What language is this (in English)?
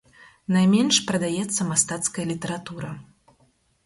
Belarusian